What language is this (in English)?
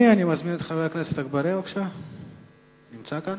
Hebrew